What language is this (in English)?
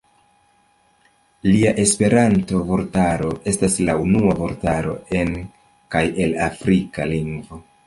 Esperanto